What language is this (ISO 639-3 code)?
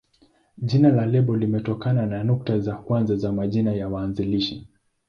swa